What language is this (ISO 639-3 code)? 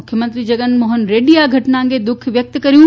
guj